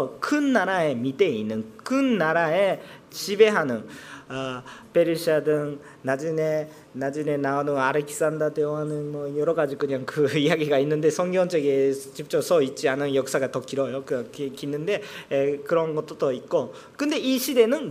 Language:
Korean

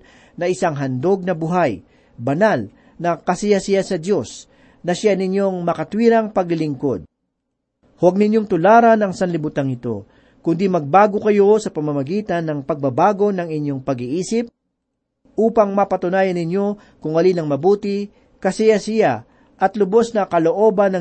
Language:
Filipino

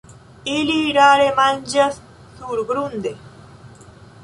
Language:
Esperanto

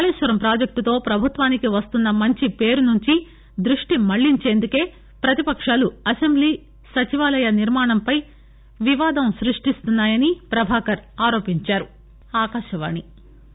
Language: Telugu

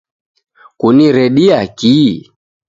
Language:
Taita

